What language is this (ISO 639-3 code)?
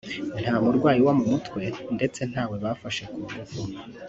kin